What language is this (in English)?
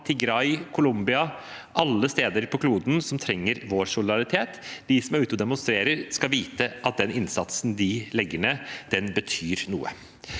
Norwegian